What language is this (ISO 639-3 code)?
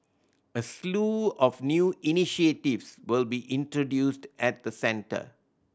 eng